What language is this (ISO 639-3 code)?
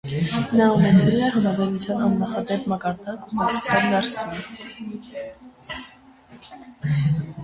hye